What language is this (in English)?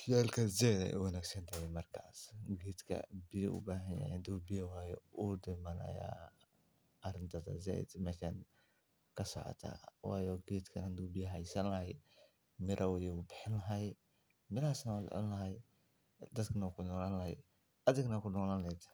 Somali